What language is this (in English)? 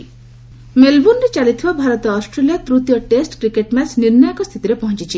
Odia